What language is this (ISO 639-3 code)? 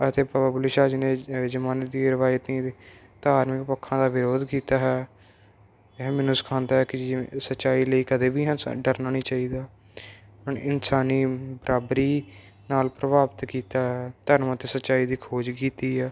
pan